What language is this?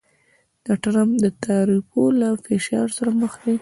Pashto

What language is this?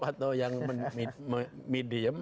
Indonesian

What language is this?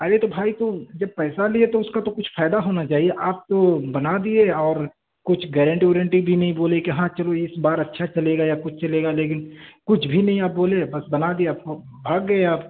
Urdu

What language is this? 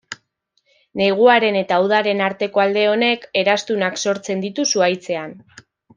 Basque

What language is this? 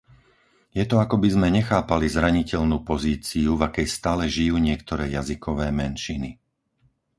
Slovak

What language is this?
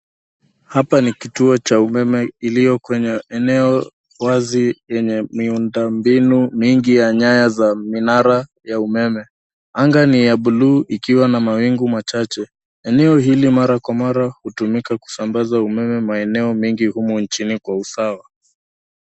Swahili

